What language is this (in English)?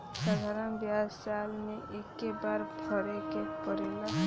Bhojpuri